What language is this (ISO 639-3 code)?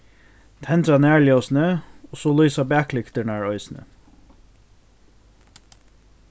fao